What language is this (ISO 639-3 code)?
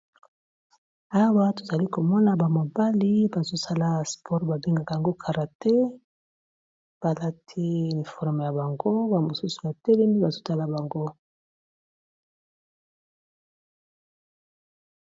lin